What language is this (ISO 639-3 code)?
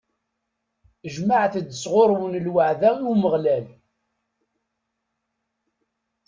kab